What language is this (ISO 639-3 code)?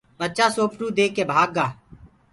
ggg